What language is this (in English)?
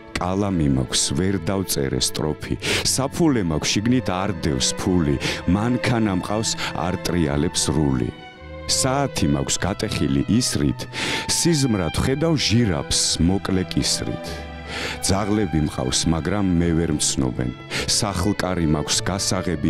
Turkish